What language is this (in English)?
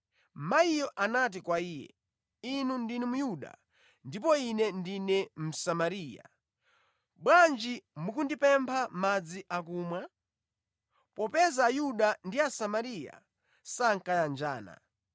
Nyanja